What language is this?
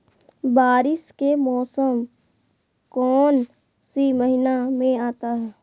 Magahi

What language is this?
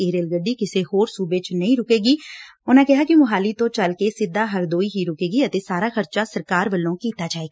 Punjabi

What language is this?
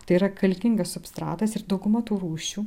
Lithuanian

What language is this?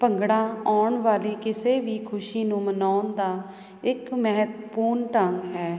Punjabi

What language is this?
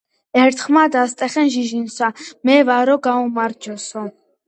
Georgian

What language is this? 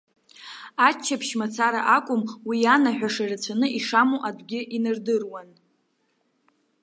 Abkhazian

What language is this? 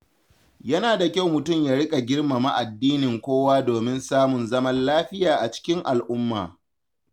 Hausa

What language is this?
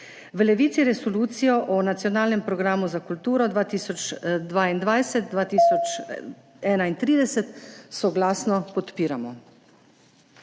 Slovenian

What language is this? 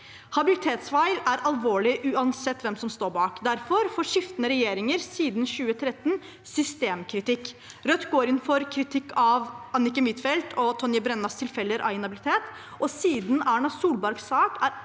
Norwegian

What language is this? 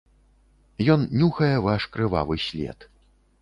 Belarusian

